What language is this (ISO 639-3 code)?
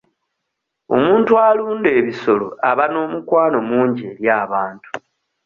lug